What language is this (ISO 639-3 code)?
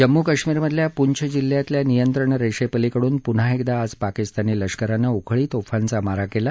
mar